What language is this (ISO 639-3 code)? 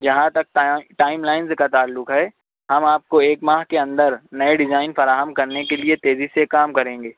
urd